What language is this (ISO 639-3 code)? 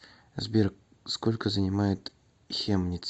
rus